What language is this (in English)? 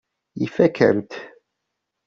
Kabyle